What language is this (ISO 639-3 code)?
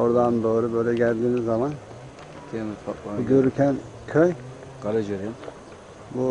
tur